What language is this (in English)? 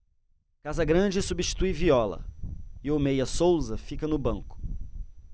Portuguese